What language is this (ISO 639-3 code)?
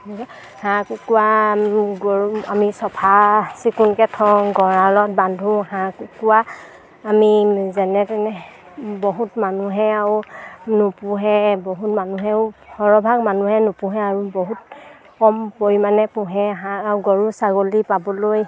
asm